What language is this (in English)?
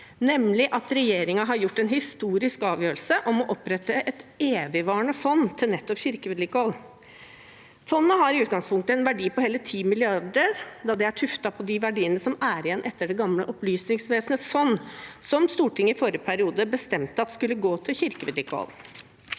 Norwegian